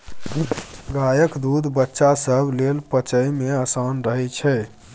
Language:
Maithili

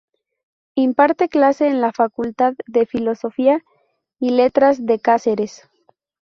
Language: Spanish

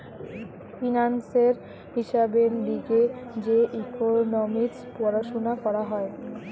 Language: Bangla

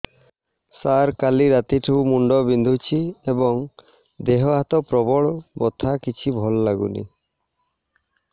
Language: Odia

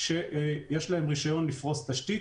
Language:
Hebrew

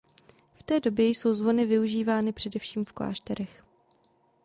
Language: Czech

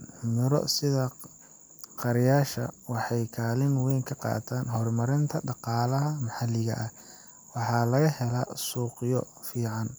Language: Somali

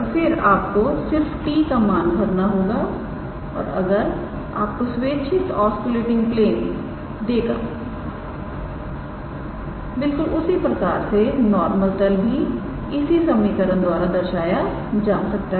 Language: Hindi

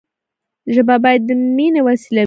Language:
Pashto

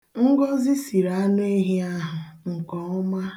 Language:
Igbo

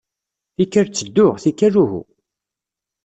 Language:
Kabyle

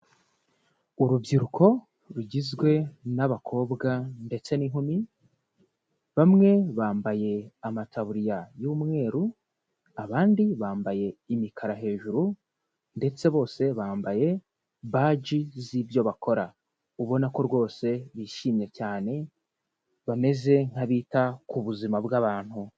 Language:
Kinyarwanda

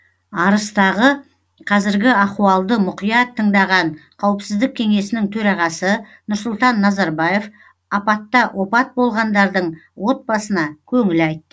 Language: Kazakh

